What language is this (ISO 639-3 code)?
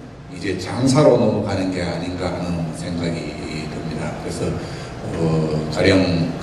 kor